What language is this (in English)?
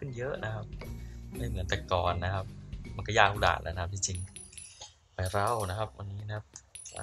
Thai